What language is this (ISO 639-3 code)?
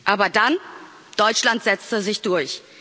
deu